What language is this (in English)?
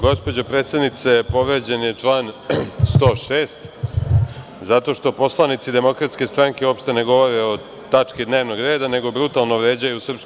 Serbian